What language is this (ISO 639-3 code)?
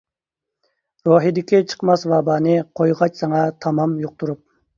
uig